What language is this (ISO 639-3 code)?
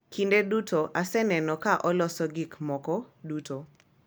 luo